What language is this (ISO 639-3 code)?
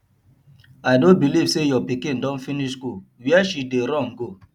pcm